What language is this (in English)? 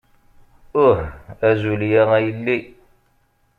Kabyle